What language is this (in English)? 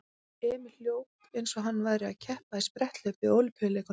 Icelandic